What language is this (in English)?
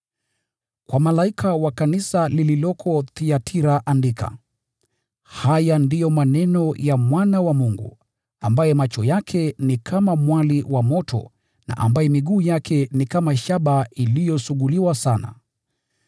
Swahili